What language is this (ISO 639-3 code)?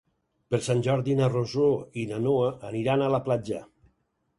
cat